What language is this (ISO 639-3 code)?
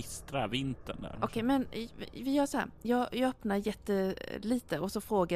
swe